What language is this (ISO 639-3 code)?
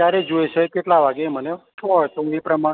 guj